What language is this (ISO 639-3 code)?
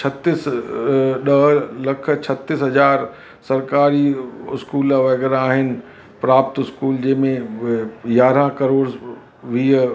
snd